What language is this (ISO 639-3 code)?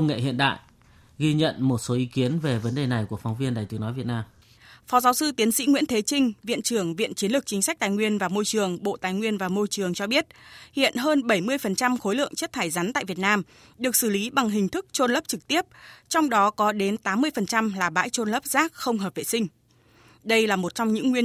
vie